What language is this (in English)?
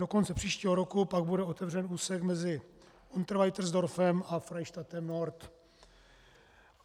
Czech